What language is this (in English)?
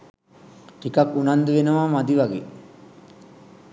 Sinhala